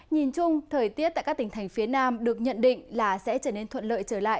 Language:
Vietnamese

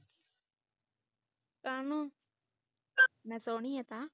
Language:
Punjabi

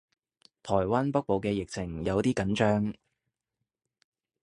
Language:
Cantonese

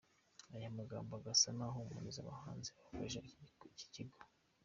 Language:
Kinyarwanda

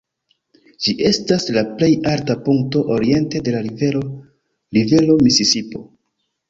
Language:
Esperanto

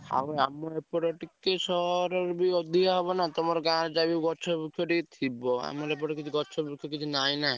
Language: Odia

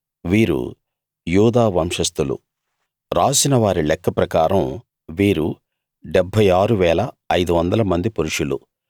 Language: Telugu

